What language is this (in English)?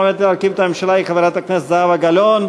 Hebrew